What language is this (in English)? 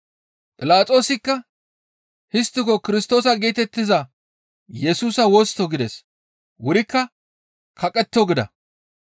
Gamo